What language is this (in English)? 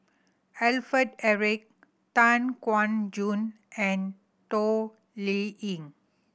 English